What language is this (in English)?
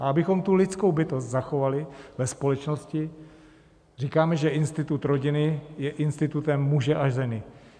Czech